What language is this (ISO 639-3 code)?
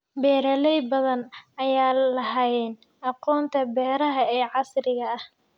som